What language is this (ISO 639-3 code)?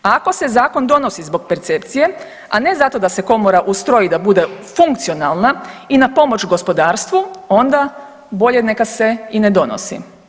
hrv